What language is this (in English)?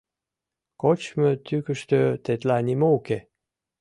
Mari